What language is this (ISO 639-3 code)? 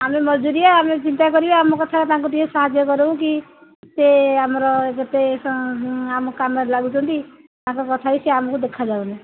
ori